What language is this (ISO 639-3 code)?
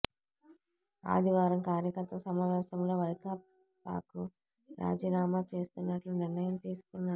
tel